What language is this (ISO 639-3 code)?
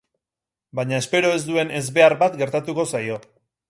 eus